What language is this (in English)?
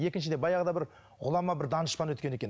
Kazakh